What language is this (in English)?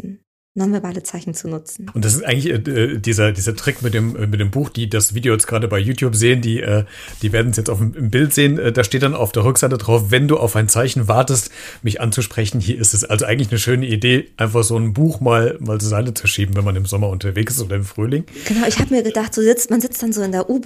German